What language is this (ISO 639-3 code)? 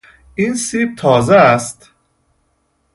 fas